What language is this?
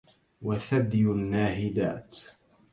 Arabic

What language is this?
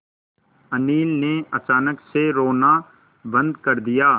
Hindi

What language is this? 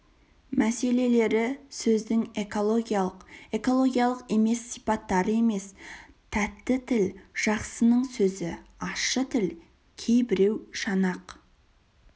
Kazakh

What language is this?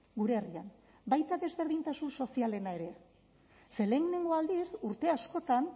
Basque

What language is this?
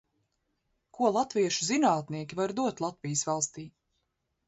Latvian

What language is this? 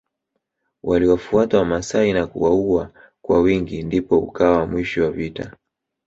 Swahili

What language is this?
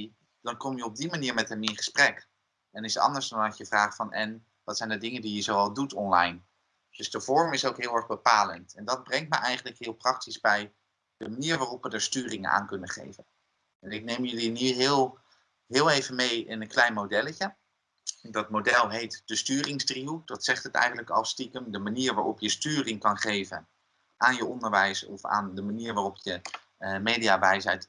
Dutch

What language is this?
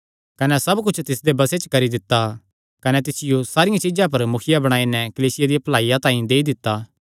Kangri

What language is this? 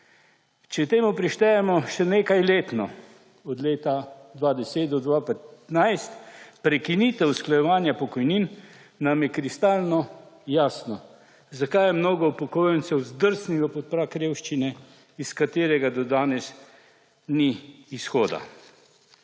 Slovenian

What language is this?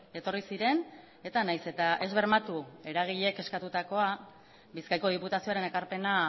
Basque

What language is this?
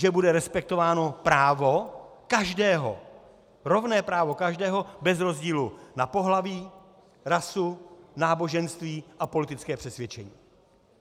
Czech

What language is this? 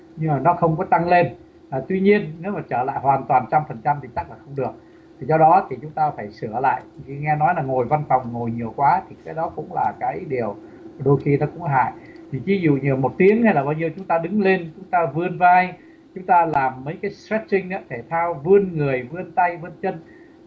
Vietnamese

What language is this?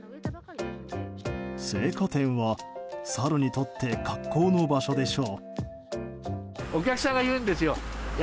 Japanese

